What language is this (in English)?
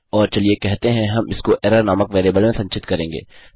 Hindi